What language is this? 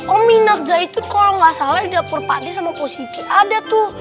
Indonesian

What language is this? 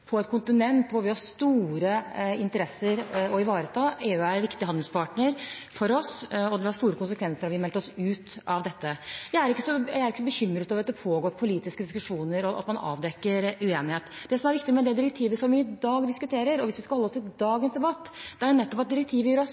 Norwegian Bokmål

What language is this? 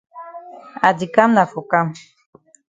Cameroon Pidgin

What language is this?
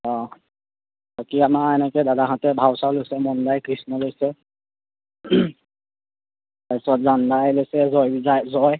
Assamese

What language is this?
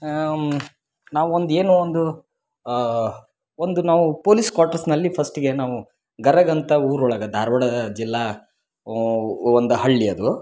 Kannada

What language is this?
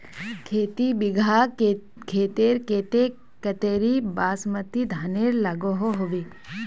Magahi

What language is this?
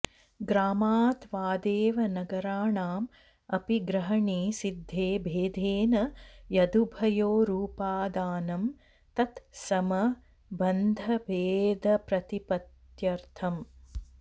Sanskrit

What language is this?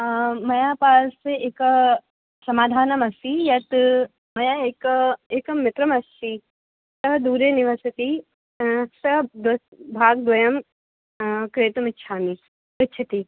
Sanskrit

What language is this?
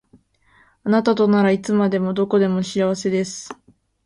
Japanese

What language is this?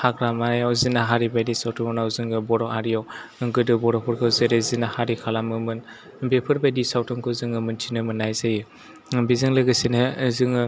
Bodo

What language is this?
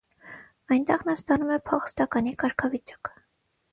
Armenian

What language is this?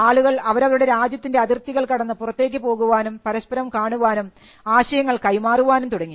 Malayalam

